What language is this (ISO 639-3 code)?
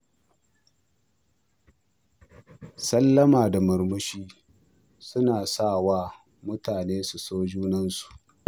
hau